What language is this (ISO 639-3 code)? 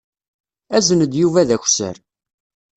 kab